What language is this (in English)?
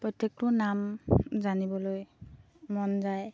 Assamese